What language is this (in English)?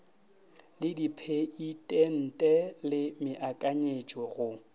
Northern Sotho